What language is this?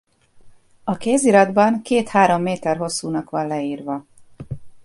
Hungarian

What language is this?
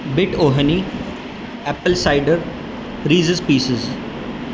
Urdu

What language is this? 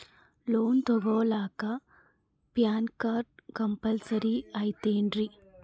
Kannada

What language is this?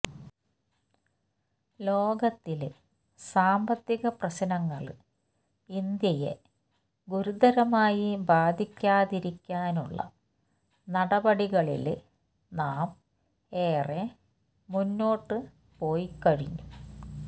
Malayalam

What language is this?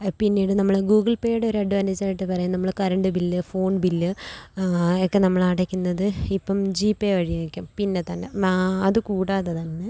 Malayalam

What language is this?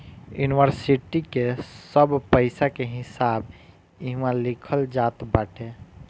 Bhojpuri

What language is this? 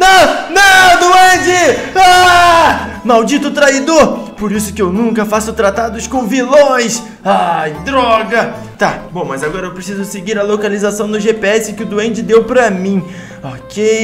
Portuguese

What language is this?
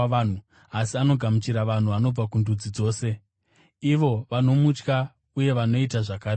Shona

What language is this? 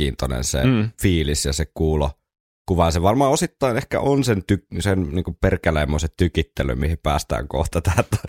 Finnish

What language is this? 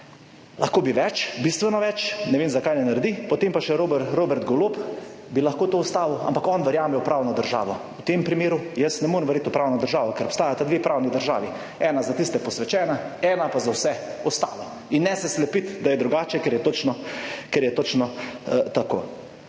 Slovenian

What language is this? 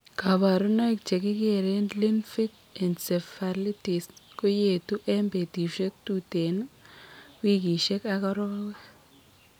Kalenjin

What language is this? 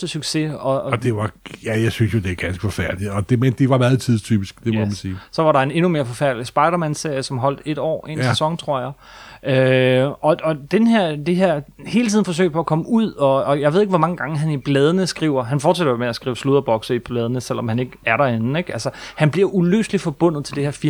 Danish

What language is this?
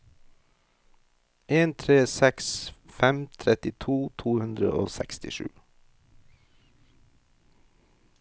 Norwegian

